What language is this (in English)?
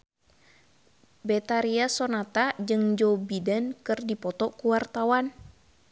Sundanese